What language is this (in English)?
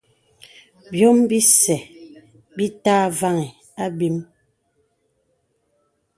Bebele